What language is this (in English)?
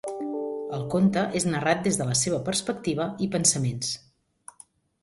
Catalan